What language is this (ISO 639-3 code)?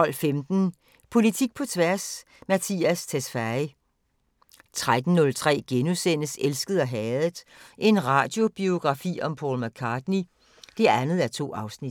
dan